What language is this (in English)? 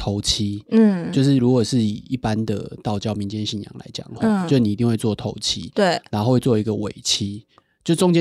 Chinese